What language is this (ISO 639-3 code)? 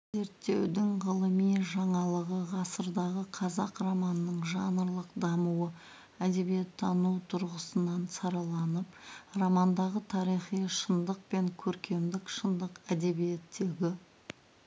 kaz